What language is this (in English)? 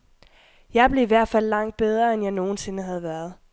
Danish